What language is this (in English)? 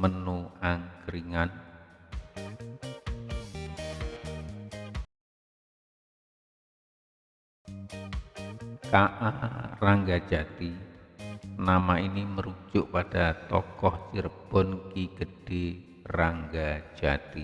Indonesian